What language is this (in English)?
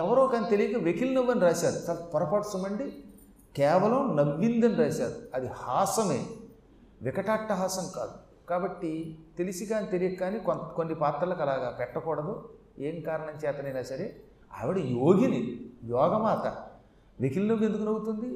Telugu